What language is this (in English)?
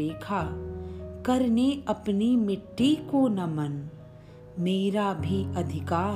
Hindi